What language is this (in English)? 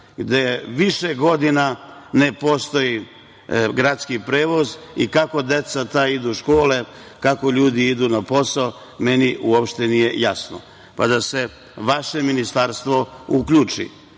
Serbian